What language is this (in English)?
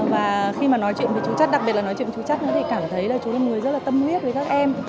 Vietnamese